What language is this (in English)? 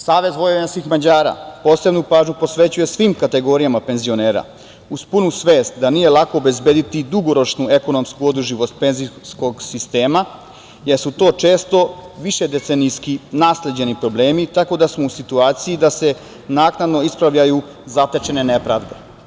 Serbian